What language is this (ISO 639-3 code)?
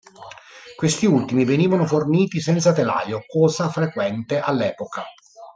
ita